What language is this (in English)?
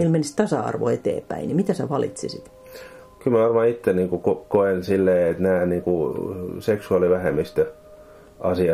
Finnish